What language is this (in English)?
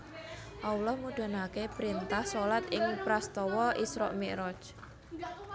Javanese